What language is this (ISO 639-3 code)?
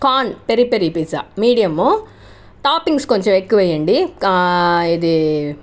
tel